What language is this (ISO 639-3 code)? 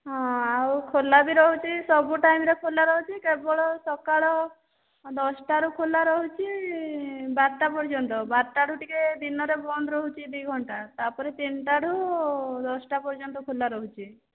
ori